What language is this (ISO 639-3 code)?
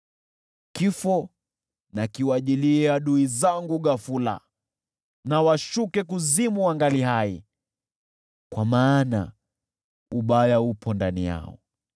swa